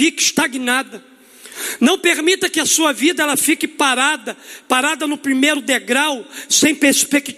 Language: Portuguese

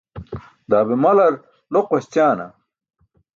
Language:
Burushaski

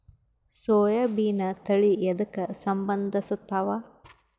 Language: Kannada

